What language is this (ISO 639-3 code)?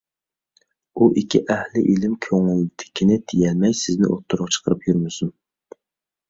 uig